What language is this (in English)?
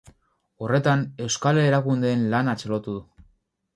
Basque